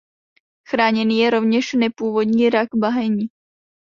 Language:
Czech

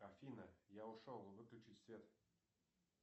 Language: Russian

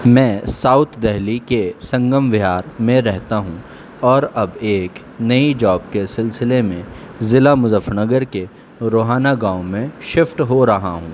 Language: Urdu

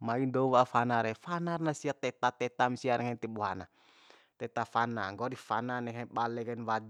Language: Bima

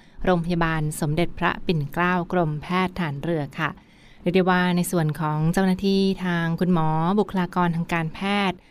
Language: Thai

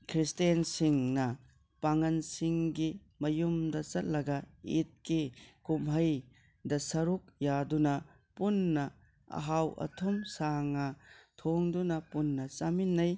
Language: Manipuri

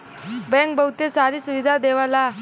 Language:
Bhojpuri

